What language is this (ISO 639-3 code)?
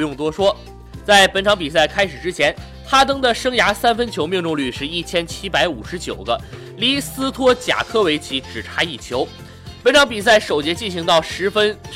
zho